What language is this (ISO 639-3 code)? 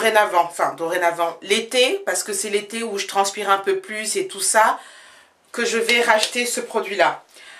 fra